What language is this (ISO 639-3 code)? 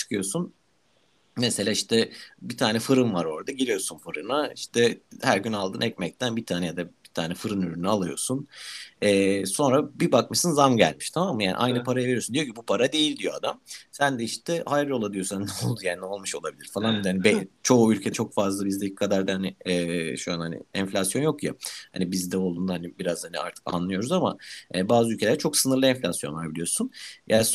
tur